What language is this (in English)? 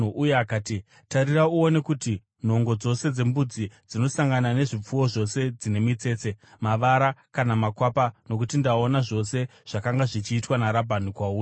Shona